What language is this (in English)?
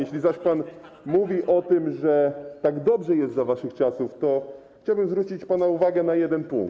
Polish